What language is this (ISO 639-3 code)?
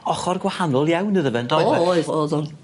cym